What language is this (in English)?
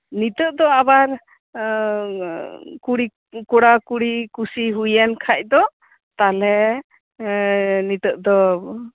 Santali